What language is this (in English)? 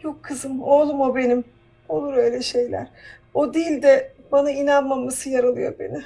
Turkish